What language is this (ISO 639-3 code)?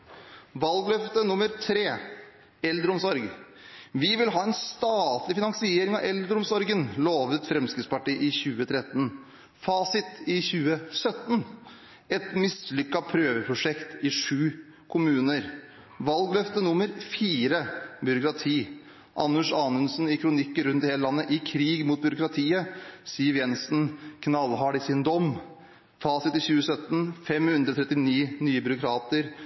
nob